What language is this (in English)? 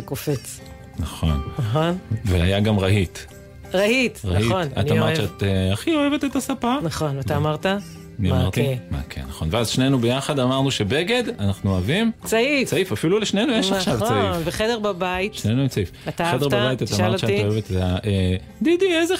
Hebrew